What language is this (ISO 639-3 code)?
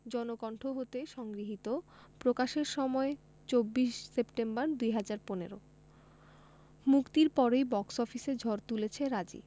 ben